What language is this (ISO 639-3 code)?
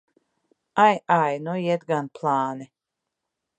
lav